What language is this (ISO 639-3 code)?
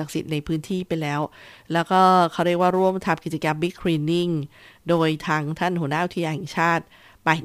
tha